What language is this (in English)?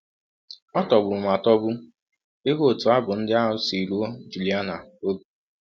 Igbo